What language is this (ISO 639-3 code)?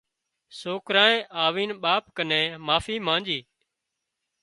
kxp